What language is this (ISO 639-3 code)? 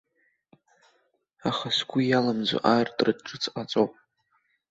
abk